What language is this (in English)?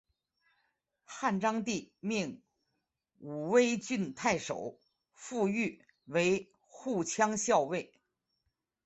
Chinese